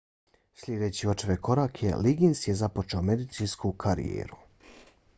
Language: Bosnian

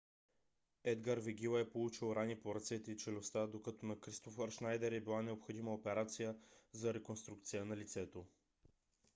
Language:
Bulgarian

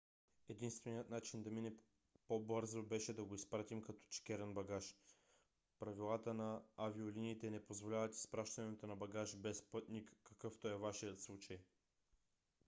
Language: Bulgarian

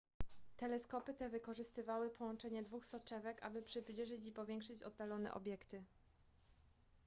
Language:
Polish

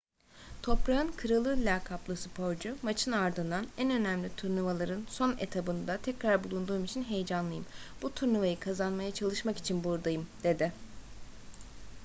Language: Turkish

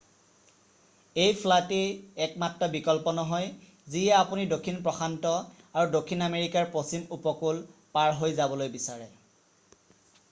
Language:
Assamese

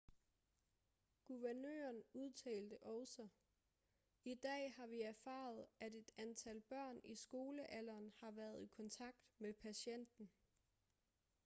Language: Danish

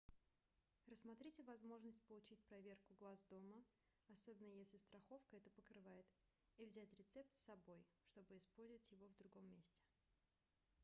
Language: Russian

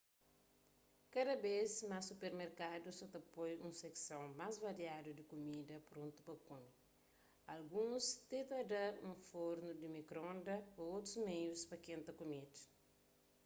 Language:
Kabuverdianu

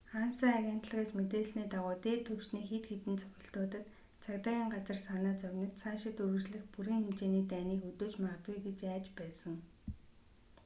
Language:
Mongolian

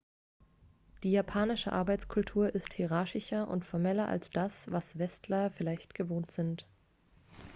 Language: German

